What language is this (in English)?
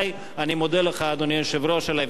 Hebrew